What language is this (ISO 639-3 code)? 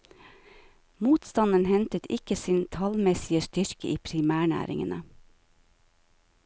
nor